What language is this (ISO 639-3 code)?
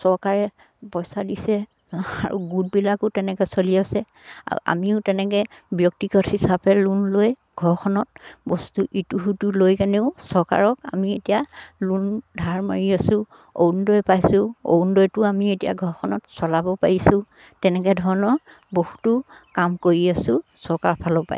asm